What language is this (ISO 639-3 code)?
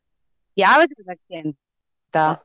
kan